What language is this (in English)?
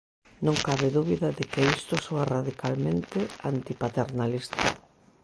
Galician